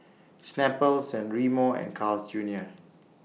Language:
English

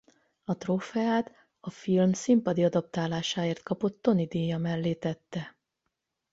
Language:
Hungarian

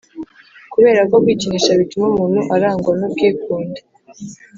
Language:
Kinyarwanda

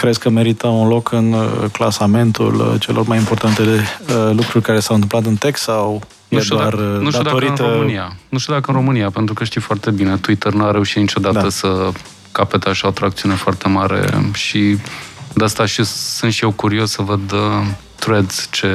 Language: Romanian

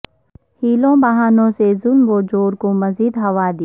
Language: Urdu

